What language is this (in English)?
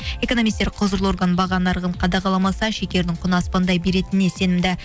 Kazakh